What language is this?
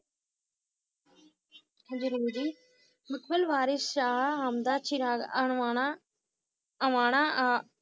Punjabi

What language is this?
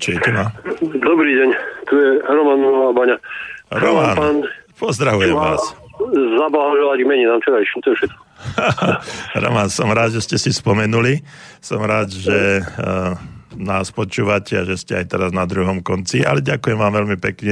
Slovak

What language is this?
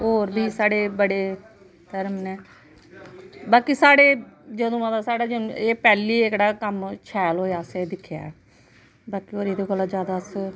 Dogri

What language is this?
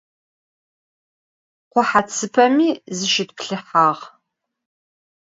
Adyghe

